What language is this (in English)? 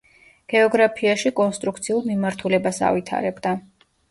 Georgian